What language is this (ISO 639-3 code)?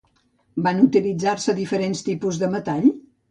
cat